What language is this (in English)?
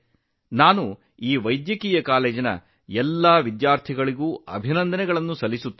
Kannada